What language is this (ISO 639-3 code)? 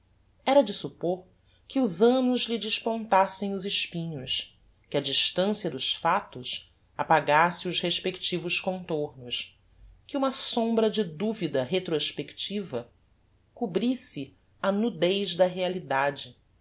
por